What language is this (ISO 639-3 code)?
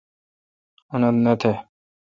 xka